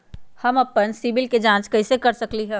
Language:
Magahi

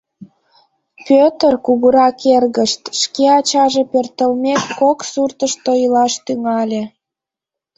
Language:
Mari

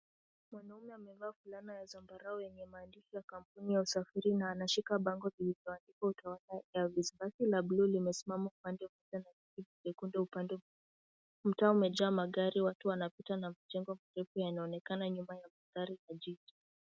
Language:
Swahili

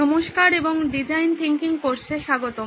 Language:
Bangla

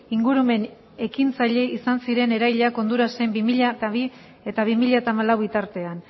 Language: Basque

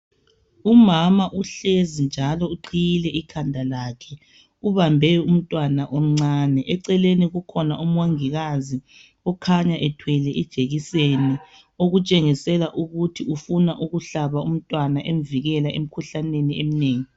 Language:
North Ndebele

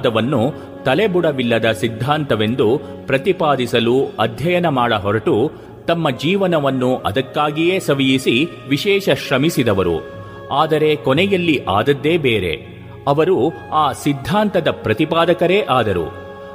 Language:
Kannada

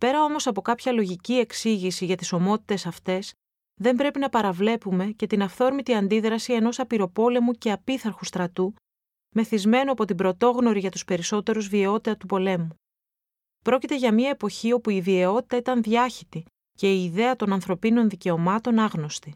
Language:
Greek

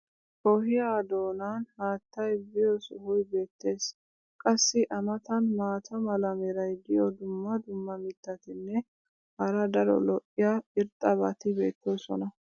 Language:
Wolaytta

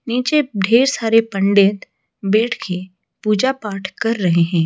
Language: Hindi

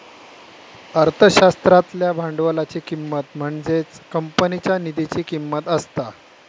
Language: Marathi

